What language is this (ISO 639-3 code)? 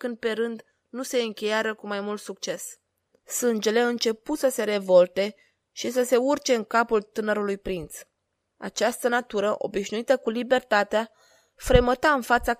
ron